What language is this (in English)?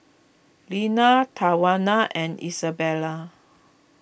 English